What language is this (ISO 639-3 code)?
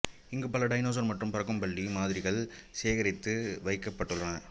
tam